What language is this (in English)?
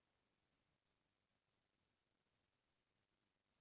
Chhattisgarhi